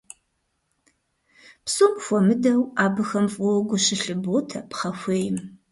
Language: Kabardian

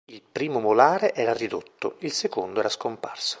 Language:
Italian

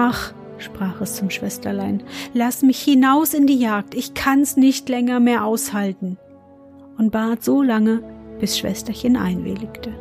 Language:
German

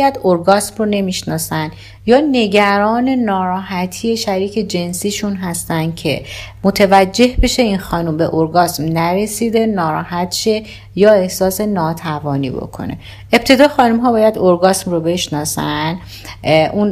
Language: Persian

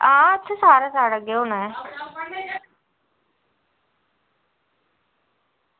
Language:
Dogri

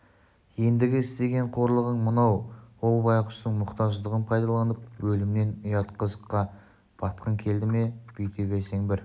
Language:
Kazakh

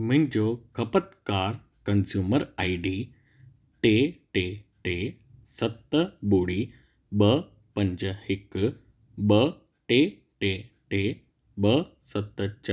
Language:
Sindhi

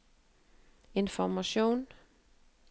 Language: Norwegian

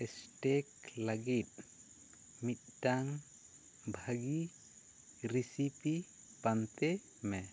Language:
Santali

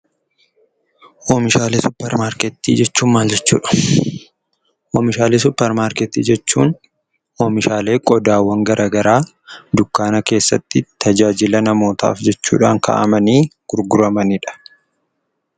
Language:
Oromo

